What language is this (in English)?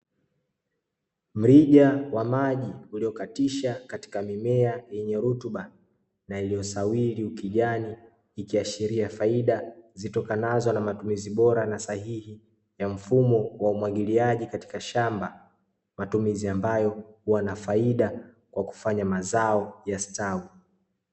Swahili